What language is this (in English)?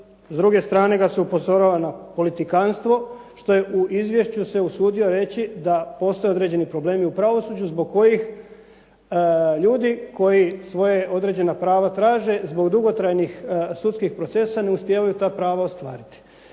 Croatian